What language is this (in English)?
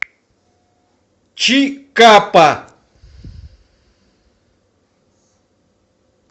Russian